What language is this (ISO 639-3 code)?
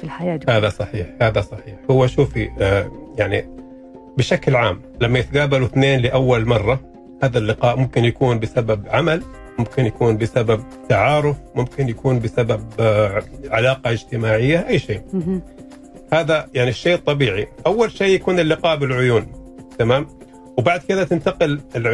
ara